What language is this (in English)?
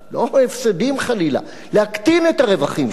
Hebrew